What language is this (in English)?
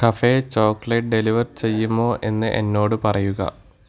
Malayalam